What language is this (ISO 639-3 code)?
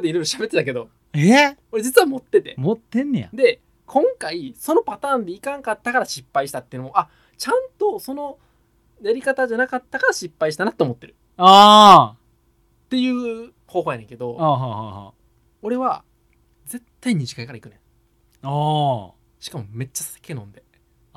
jpn